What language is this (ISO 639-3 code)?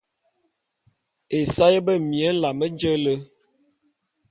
bum